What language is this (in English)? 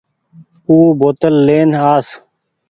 Goaria